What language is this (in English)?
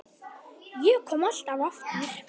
Icelandic